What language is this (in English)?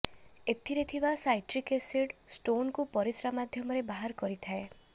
Odia